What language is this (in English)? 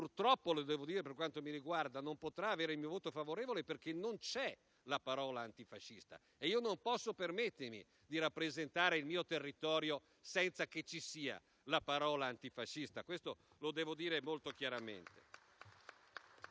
Italian